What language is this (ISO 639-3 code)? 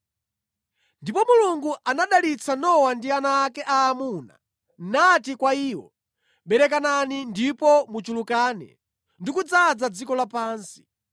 nya